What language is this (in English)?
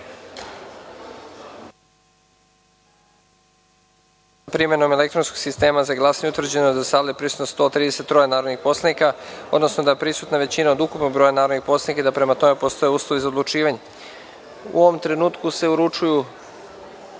Serbian